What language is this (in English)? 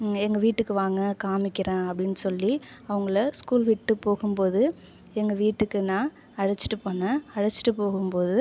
Tamil